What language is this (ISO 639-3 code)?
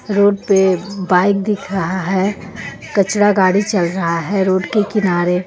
hin